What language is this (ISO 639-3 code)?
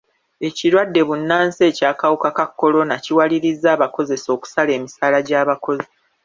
lug